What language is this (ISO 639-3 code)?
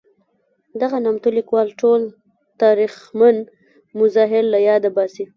pus